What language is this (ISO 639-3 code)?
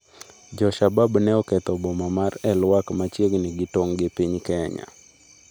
luo